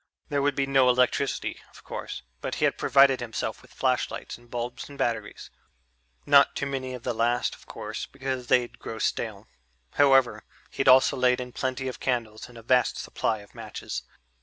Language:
English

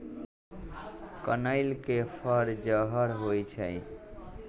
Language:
Magahi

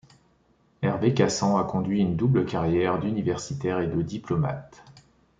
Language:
French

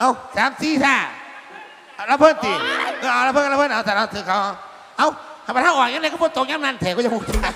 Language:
Thai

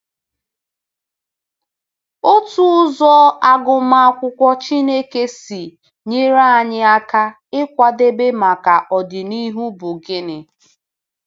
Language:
Igbo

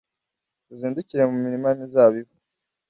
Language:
Kinyarwanda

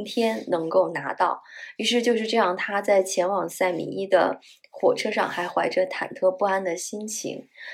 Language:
Chinese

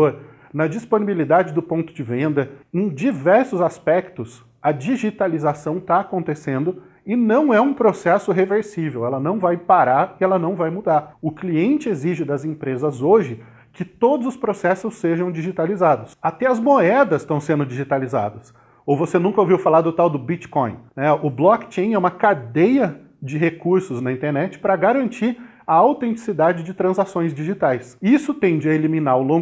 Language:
Portuguese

